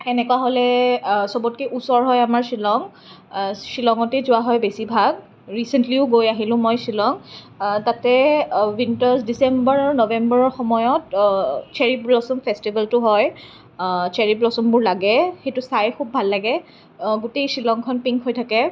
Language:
Assamese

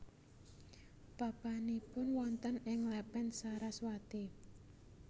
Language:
Javanese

